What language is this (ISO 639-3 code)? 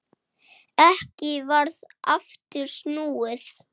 isl